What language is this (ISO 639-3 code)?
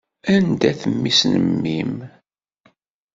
kab